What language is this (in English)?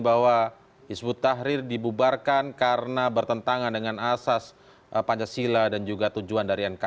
Indonesian